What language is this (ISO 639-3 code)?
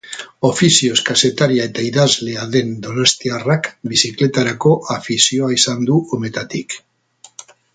eus